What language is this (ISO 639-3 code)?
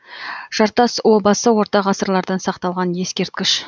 kaz